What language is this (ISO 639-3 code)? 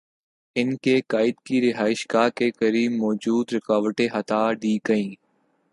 urd